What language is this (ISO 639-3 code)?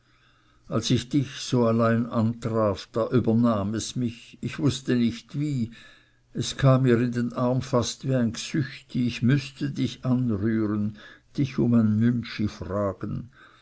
deu